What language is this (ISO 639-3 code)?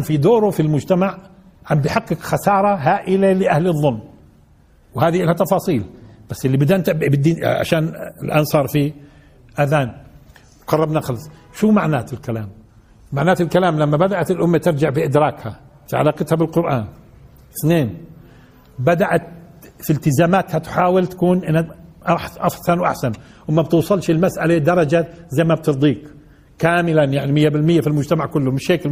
ara